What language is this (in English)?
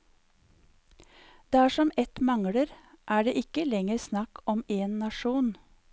Norwegian